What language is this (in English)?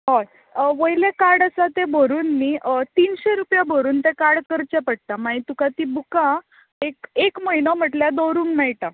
Konkani